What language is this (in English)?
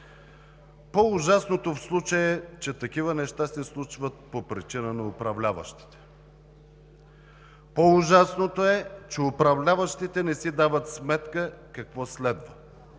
Bulgarian